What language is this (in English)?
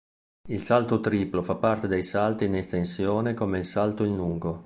Italian